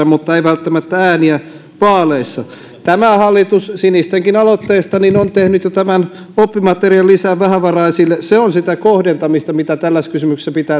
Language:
Finnish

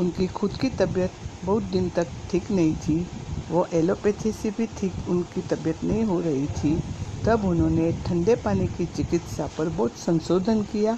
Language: Hindi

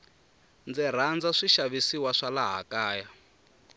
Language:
Tsonga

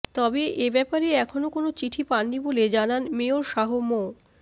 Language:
Bangla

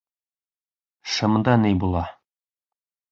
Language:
Bashkir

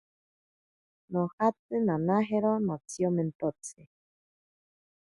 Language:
Ashéninka Perené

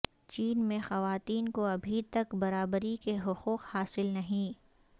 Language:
Urdu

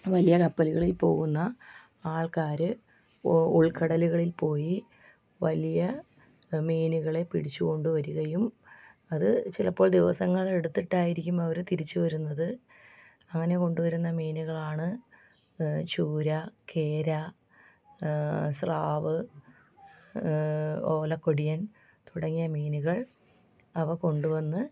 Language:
Malayalam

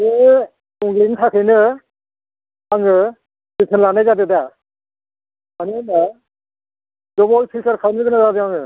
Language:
Bodo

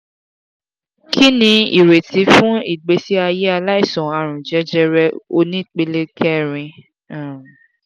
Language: Yoruba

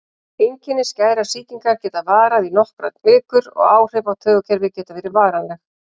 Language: Icelandic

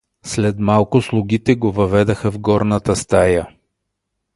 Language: Bulgarian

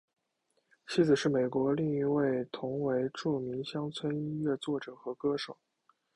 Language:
Chinese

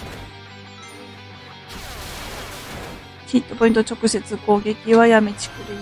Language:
Japanese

